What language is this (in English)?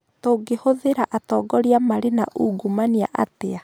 Kikuyu